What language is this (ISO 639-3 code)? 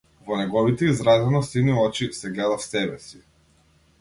mkd